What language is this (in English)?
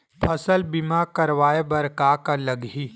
Chhattisgarhi